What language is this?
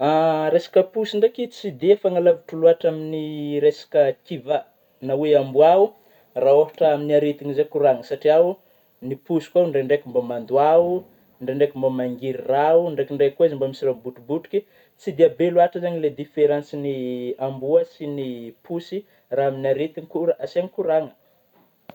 Northern Betsimisaraka Malagasy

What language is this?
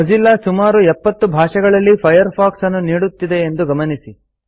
Kannada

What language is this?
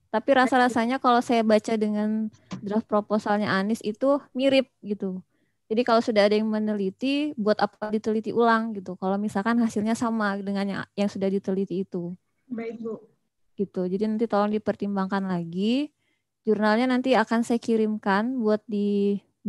Indonesian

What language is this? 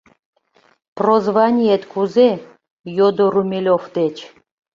Mari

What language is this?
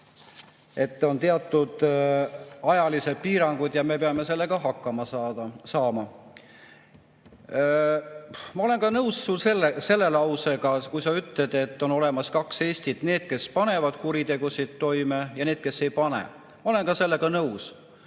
Estonian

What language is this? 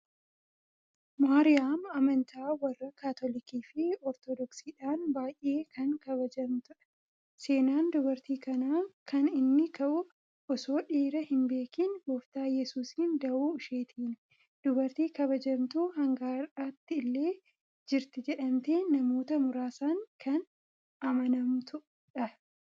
Oromo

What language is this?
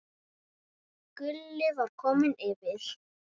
Icelandic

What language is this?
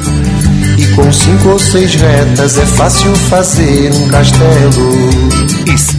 Portuguese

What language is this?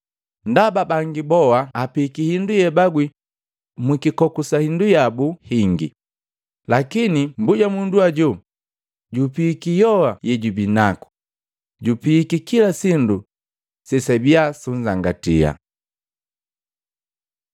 Matengo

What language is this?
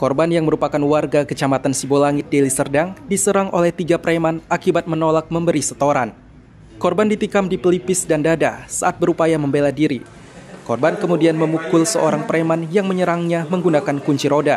Indonesian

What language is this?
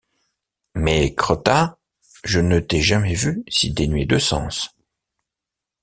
French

